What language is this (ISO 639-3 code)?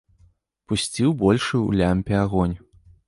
bel